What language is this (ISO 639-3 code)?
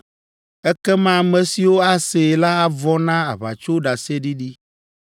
ewe